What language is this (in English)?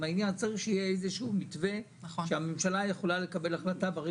Hebrew